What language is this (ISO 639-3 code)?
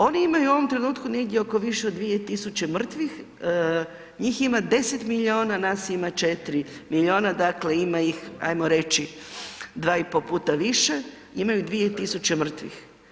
hrv